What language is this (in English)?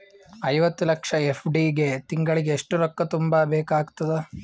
Kannada